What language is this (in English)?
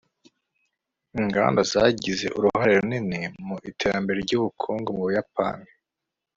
Kinyarwanda